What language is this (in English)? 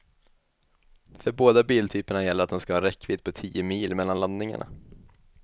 Swedish